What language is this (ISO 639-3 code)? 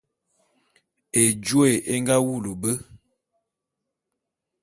bum